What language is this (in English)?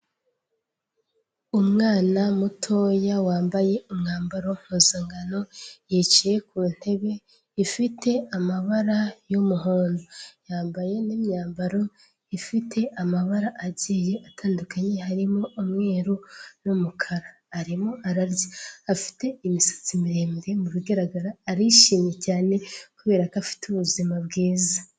Kinyarwanda